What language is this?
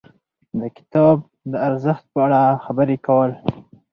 Pashto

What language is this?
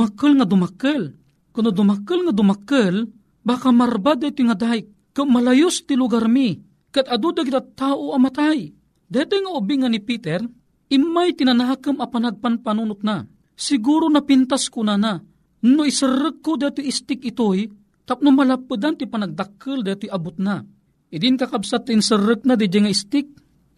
Filipino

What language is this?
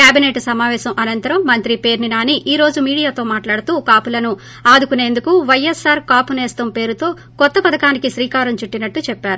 Telugu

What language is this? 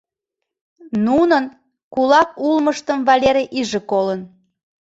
Mari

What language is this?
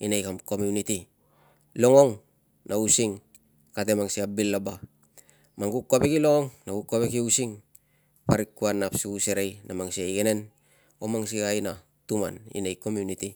Tungag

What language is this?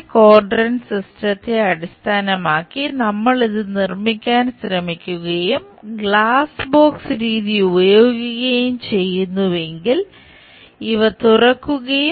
Malayalam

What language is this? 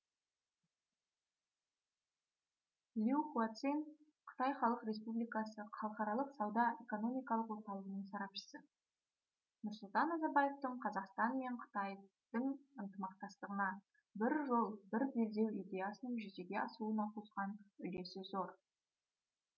Kazakh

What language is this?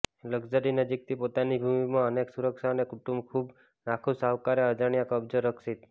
Gujarati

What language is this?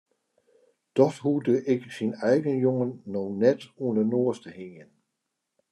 Western Frisian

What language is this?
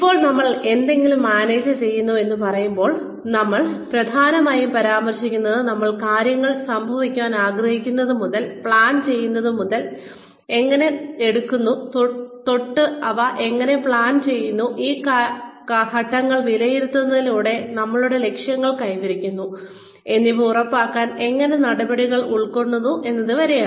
Malayalam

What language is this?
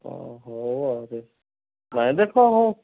Odia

